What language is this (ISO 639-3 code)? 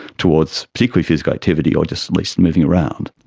eng